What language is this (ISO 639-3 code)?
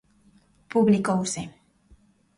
glg